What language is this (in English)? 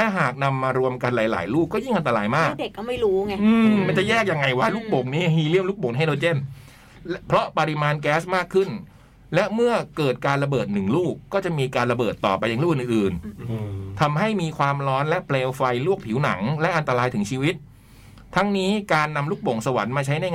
Thai